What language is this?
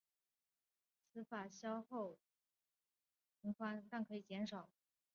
Chinese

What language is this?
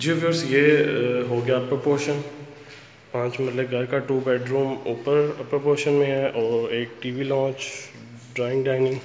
Hindi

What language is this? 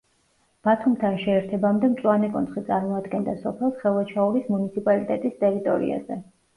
Georgian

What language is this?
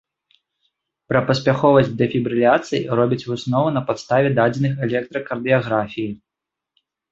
Belarusian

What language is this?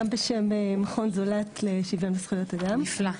Hebrew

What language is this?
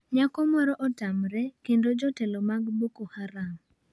Luo (Kenya and Tanzania)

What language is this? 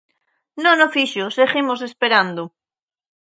Galician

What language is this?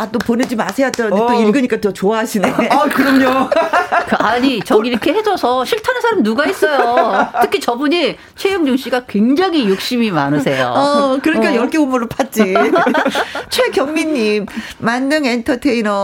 Korean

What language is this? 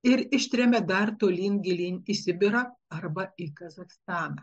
Lithuanian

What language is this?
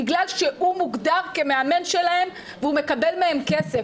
Hebrew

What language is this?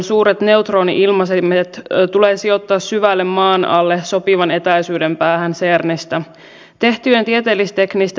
Finnish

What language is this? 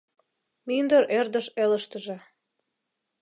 Mari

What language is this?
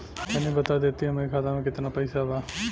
Bhojpuri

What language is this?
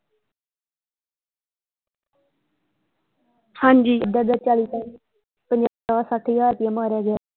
Punjabi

